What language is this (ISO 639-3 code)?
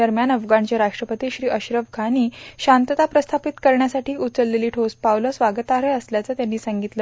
mar